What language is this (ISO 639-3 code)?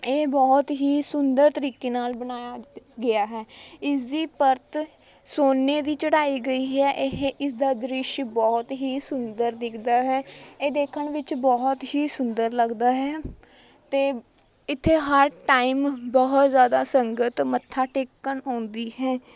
pan